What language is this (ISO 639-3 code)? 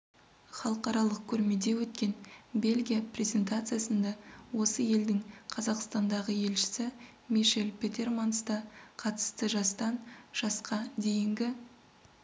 kaz